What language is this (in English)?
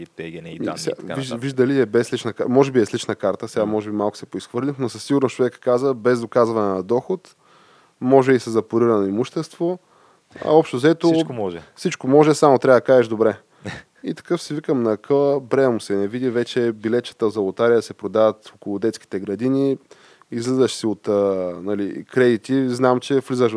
Bulgarian